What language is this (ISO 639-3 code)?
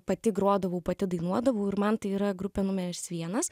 lit